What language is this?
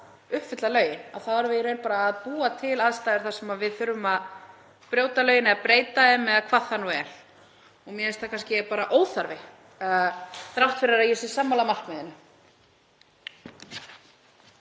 Icelandic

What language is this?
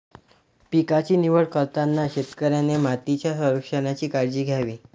Marathi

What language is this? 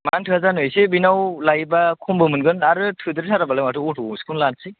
Bodo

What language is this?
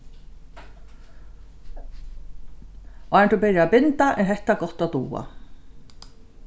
Faroese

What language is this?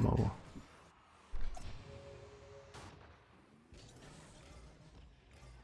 German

